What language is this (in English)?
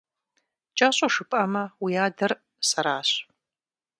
Kabardian